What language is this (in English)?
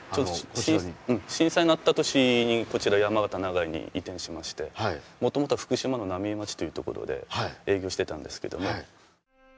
Japanese